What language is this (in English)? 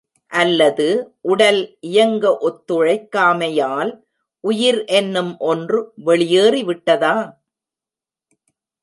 Tamil